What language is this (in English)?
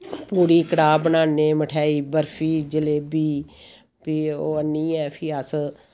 Dogri